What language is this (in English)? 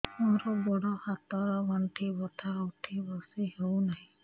Odia